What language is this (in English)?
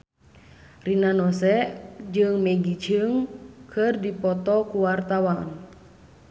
Sundanese